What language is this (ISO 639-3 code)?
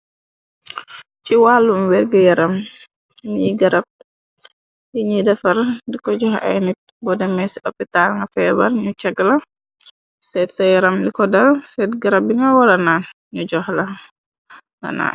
wol